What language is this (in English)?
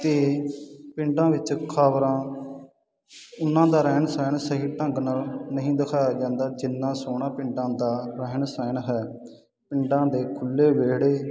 Punjabi